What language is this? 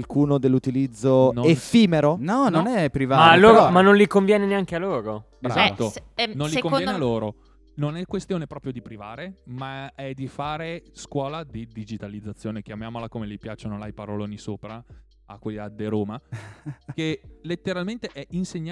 Italian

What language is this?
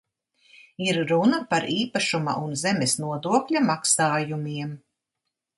Latvian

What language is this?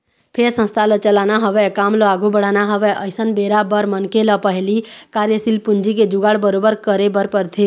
Chhattisgarhi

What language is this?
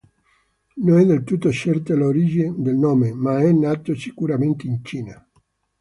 Italian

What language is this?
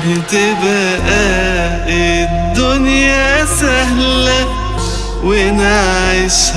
Arabic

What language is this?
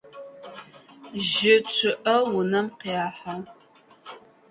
Adyghe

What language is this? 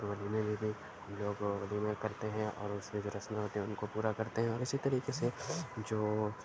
Urdu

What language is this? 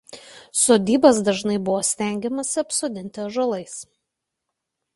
Lithuanian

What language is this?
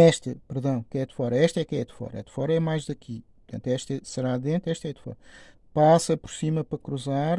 Portuguese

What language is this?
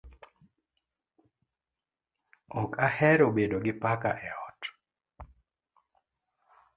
Luo (Kenya and Tanzania)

